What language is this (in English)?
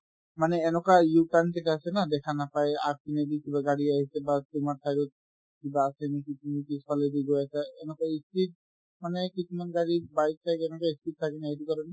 Assamese